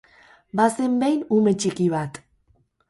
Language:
Basque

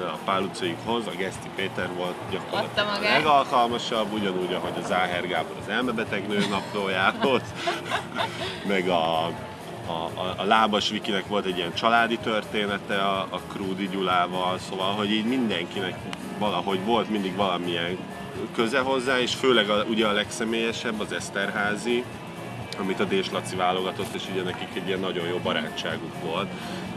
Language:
Hungarian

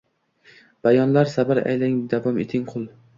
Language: Uzbek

